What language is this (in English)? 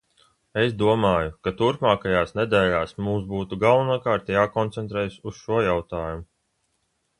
Latvian